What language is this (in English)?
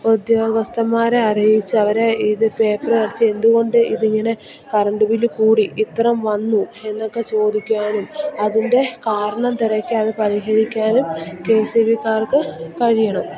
Malayalam